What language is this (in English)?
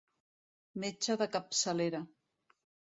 Catalan